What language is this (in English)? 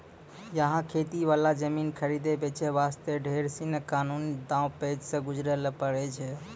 Maithili